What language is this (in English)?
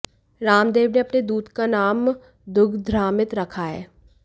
Hindi